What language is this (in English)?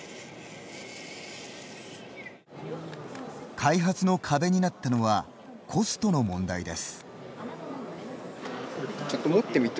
Japanese